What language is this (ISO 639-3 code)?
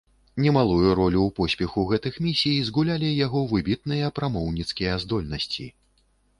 bel